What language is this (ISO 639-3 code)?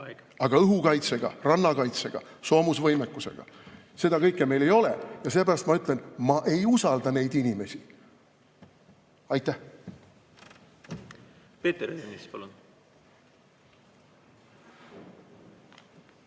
est